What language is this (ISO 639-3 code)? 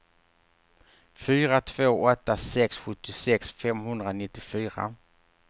swe